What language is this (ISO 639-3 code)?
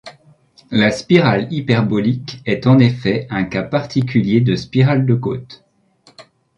fra